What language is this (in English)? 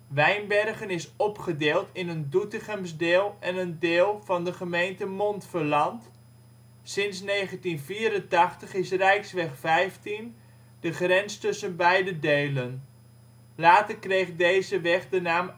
Dutch